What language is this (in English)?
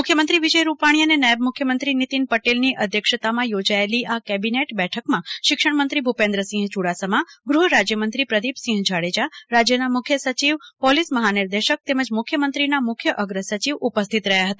Gujarati